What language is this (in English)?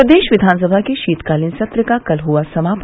Hindi